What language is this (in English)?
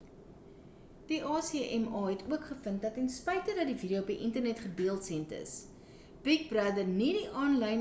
Afrikaans